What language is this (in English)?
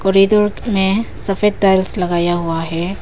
Hindi